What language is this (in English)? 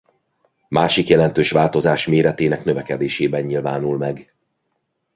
Hungarian